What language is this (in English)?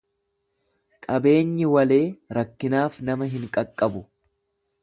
Oromo